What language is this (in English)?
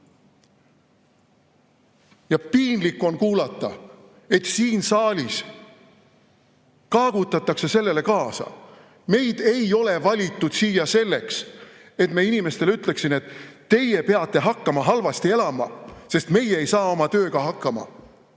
Estonian